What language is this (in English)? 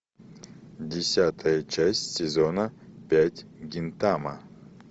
Russian